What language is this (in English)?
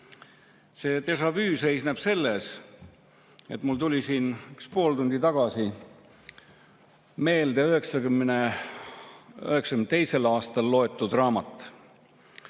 Estonian